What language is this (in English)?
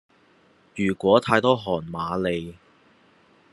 Cantonese